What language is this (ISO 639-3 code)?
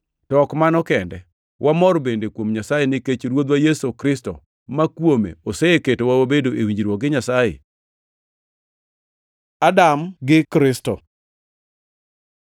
luo